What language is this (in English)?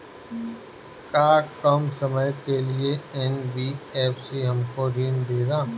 Bhojpuri